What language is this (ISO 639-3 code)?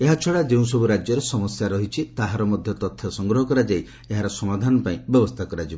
ori